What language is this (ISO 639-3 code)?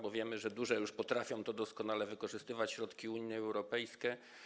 pol